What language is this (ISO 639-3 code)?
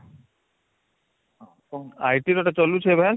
ori